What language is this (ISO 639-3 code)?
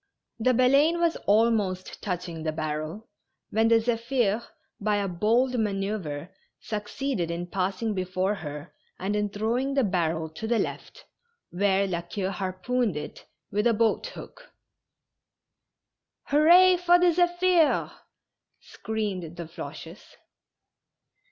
eng